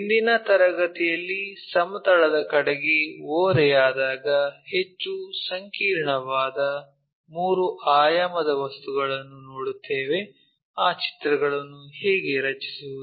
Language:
Kannada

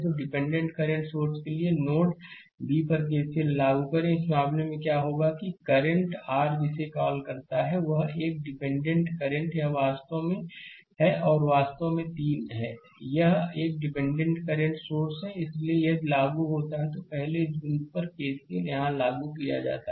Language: Hindi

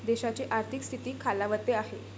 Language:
Marathi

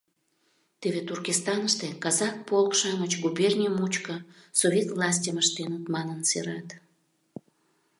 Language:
Mari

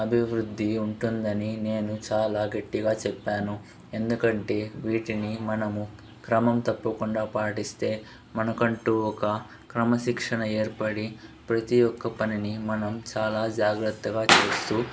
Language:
Telugu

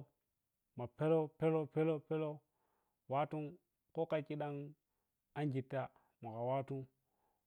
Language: Piya-Kwonci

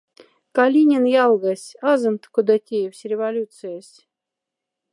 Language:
Moksha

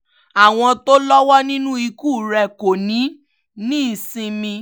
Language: Yoruba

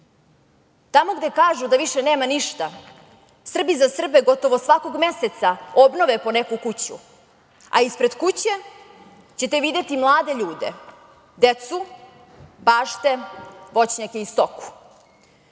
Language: Serbian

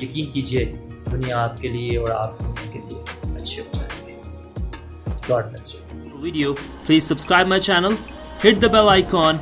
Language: Hindi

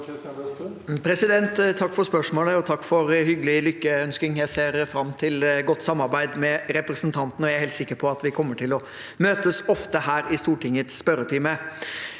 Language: Norwegian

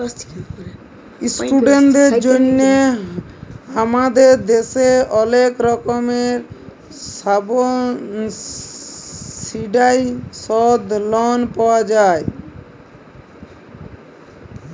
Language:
Bangla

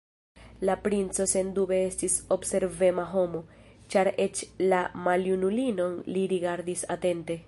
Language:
Esperanto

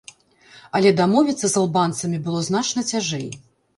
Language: Belarusian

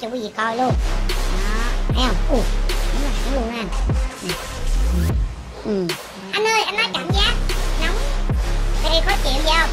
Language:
Vietnamese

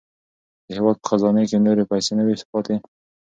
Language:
Pashto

